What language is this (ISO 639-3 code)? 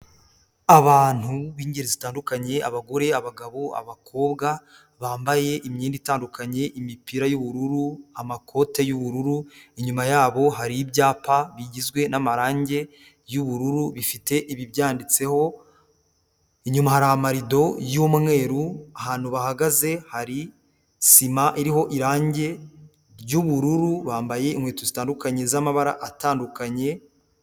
kin